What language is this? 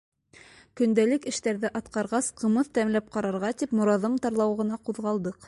Bashkir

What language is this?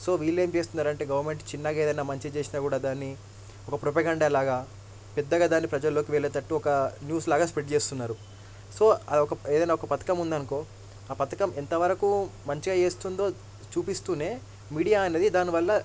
Telugu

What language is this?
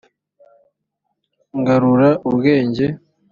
Kinyarwanda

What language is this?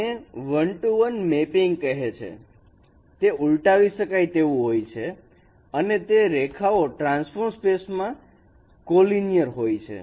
Gujarati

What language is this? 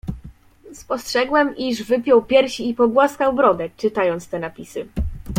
Polish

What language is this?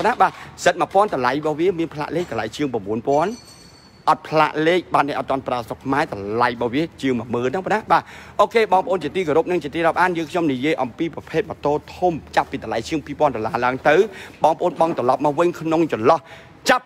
Thai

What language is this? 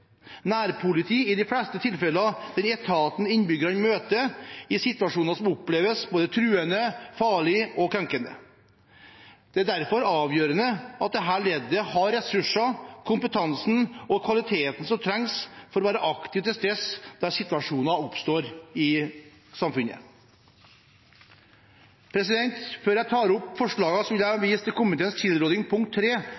Norwegian Bokmål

